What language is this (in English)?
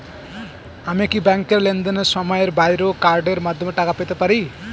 Bangla